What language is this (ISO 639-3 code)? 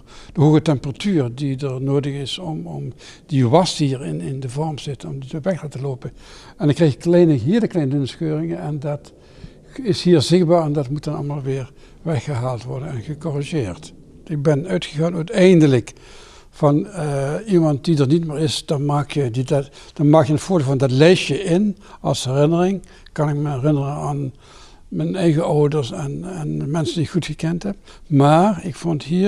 nld